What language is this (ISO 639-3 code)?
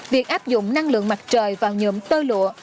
vie